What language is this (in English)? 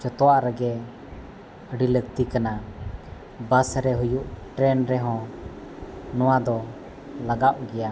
Santali